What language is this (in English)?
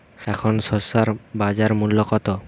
Bangla